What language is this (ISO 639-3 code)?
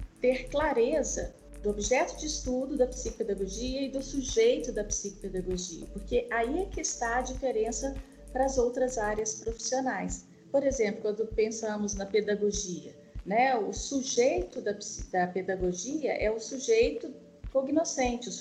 por